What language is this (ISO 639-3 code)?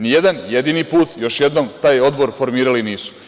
srp